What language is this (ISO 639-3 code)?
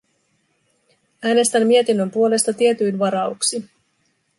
fin